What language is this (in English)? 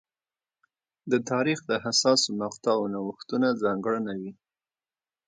Pashto